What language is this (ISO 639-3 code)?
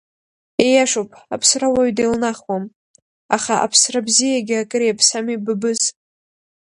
abk